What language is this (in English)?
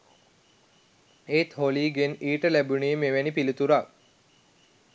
Sinhala